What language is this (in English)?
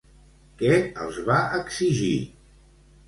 Catalan